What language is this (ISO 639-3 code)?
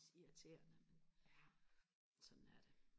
dan